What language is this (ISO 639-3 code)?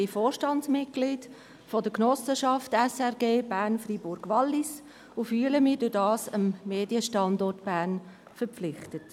gsw